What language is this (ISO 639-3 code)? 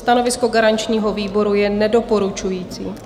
ces